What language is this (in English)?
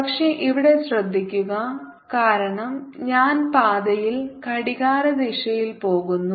Malayalam